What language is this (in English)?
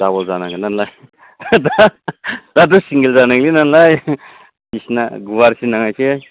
Bodo